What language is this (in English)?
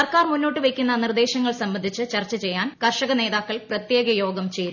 Malayalam